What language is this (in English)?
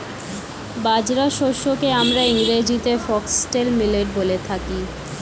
Bangla